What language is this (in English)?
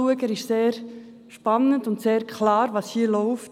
Swiss German